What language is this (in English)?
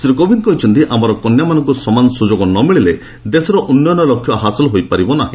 Odia